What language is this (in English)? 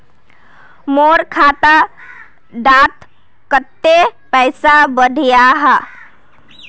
Magahi